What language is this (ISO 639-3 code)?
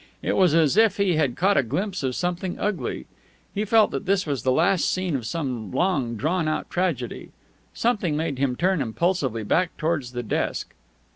eng